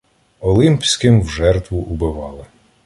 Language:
Ukrainian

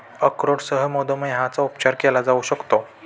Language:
Marathi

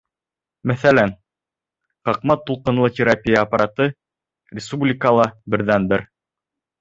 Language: Bashkir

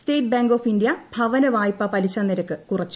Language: Malayalam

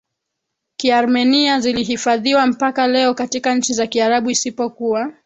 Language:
Swahili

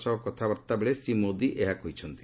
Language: Odia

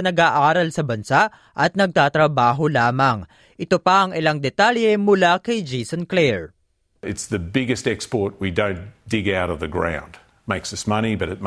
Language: Filipino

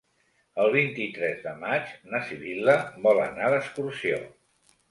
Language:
Catalan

